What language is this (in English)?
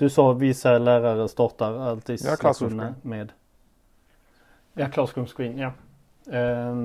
Swedish